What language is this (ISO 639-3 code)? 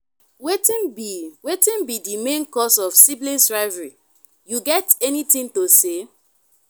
pcm